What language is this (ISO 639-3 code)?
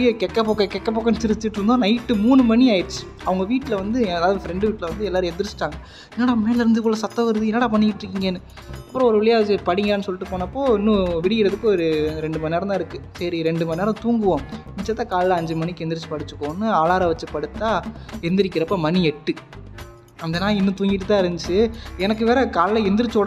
tam